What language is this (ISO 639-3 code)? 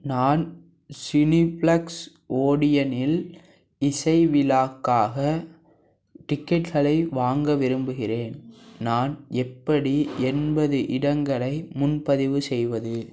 tam